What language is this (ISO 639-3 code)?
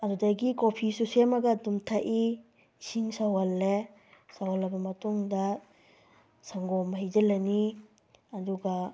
mni